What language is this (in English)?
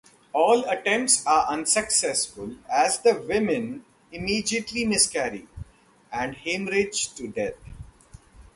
English